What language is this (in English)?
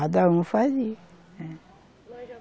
Portuguese